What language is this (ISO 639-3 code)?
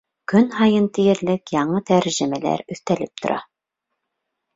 bak